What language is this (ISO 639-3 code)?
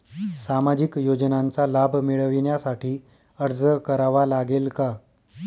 mar